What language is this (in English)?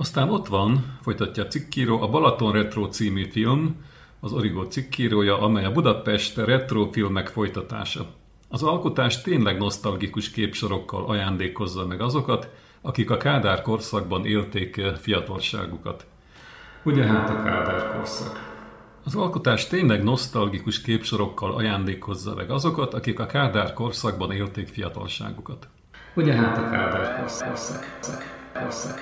Hungarian